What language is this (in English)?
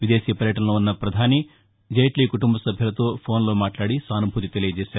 Telugu